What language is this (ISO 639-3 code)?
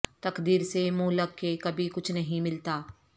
urd